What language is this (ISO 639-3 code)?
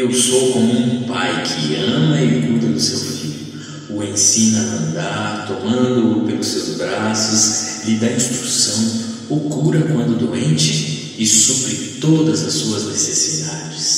por